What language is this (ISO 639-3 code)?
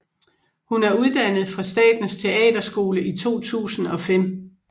dan